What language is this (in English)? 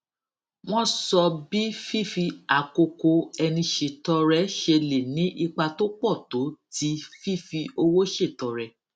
Yoruba